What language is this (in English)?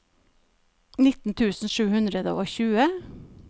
Norwegian